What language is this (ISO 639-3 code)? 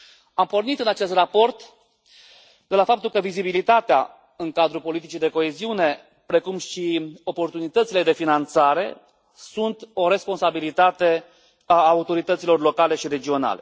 ron